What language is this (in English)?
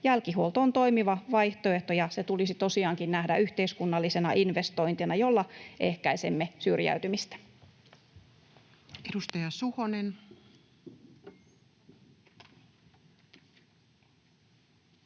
Finnish